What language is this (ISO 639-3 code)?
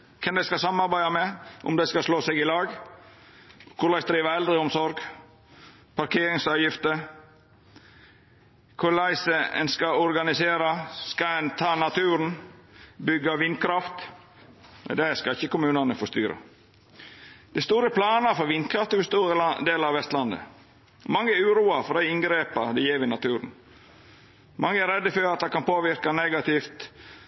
nno